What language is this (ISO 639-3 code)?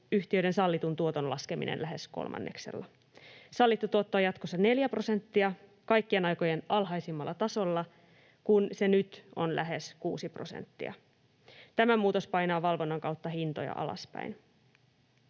fin